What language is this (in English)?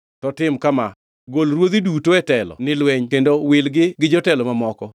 Luo (Kenya and Tanzania)